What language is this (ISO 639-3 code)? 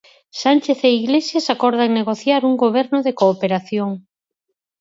glg